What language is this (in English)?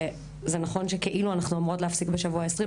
Hebrew